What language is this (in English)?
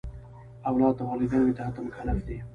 Pashto